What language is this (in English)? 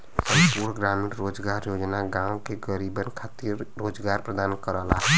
Bhojpuri